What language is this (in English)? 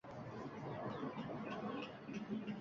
Uzbek